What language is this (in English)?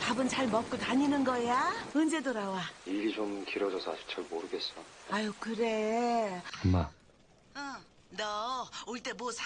Korean